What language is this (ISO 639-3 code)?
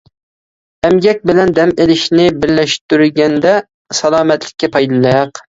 uig